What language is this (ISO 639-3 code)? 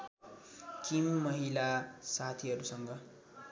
nep